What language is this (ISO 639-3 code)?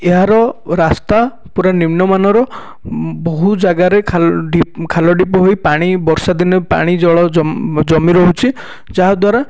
ori